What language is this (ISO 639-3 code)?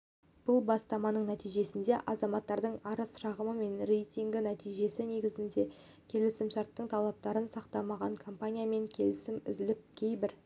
kaz